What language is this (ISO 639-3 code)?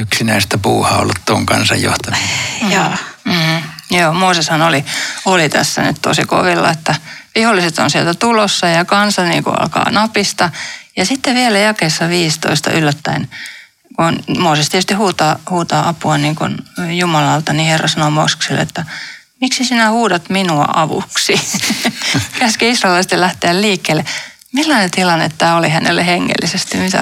fin